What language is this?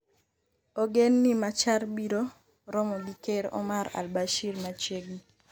Luo (Kenya and Tanzania)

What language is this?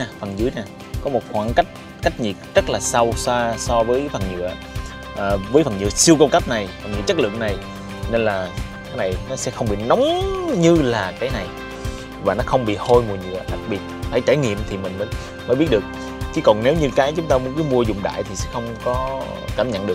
Vietnamese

